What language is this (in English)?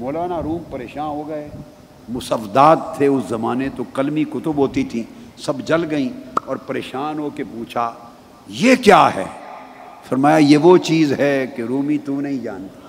Urdu